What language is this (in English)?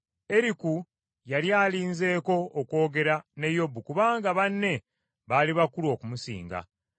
Ganda